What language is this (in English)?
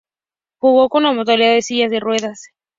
Spanish